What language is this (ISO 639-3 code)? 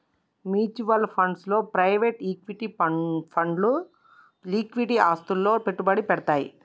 tel